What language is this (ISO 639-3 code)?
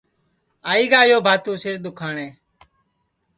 ssi